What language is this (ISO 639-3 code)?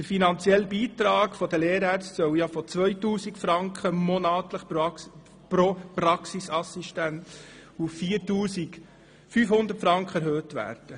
gsw